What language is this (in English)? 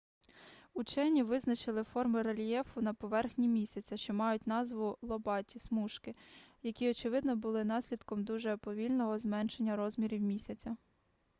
Ukrainian